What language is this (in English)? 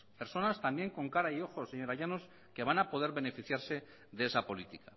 Spanish